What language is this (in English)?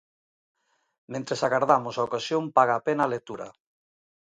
Galician